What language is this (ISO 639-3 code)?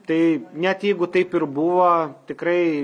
lit